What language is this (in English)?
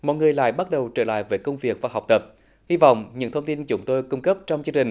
Vietnamese